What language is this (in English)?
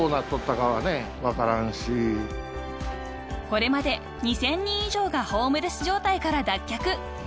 Japanese